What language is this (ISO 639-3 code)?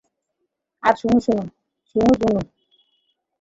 ben